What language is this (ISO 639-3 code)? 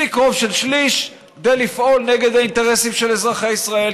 heb